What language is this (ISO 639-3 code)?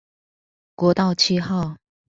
zho